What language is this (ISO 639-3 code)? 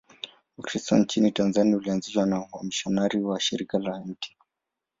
swa